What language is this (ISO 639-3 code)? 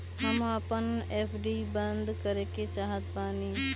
bho